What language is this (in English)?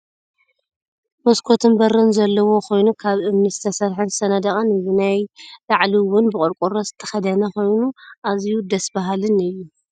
Tigrinya